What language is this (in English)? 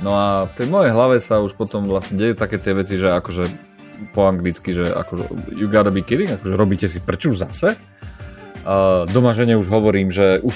Slovak